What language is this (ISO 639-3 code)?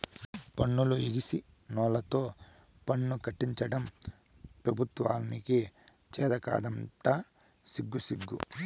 tel